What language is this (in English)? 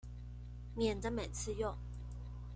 Chinese